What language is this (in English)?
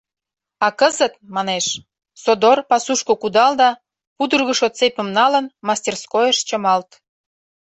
Mari